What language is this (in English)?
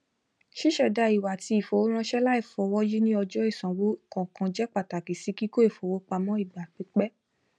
Yoruba